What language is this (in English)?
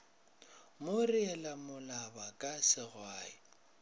Northern Sotho